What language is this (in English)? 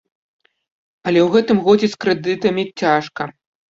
Belarusian